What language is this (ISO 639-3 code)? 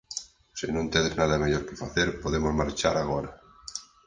glg